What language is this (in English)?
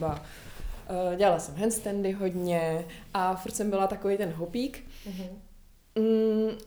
Czech